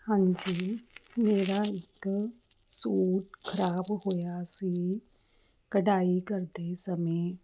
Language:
Punjabi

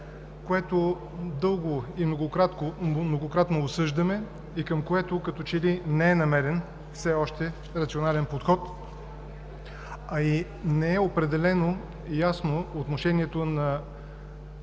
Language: Bulgarian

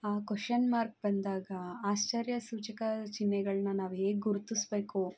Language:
Kannada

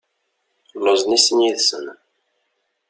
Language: Kabyle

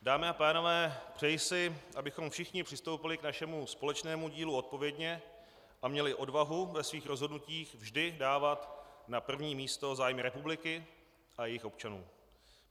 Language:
Czech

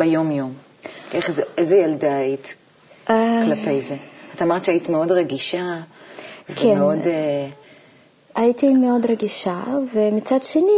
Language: Hebrew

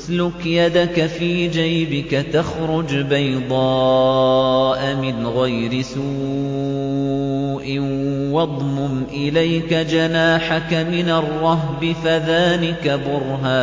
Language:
Arabic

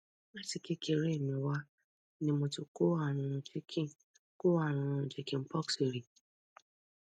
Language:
Yoruba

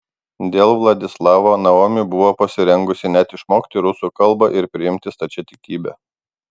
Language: Lithuanian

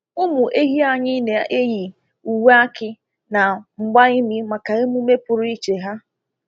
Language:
Igbo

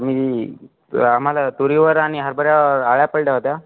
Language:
Marathi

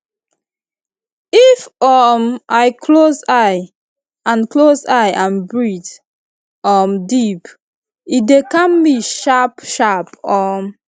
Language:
Nigerian Pidgin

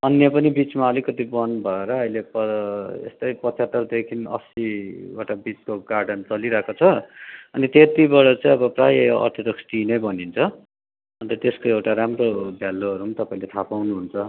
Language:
Nepali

